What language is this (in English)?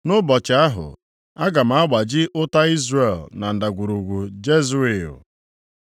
Igbo